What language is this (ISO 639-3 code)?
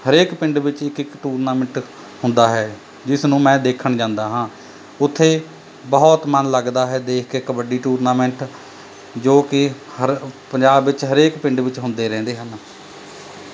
pan